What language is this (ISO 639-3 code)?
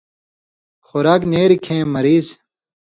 mvy